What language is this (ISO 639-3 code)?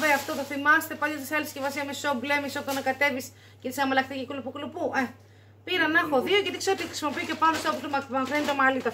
ell